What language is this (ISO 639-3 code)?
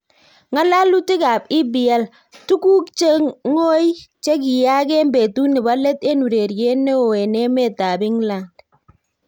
kln